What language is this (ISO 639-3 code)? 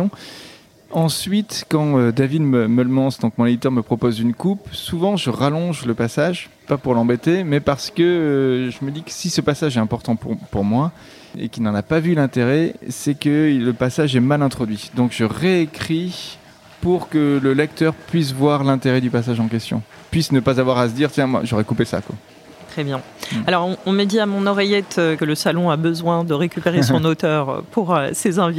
fra